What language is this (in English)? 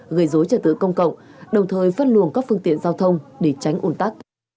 Vietnamese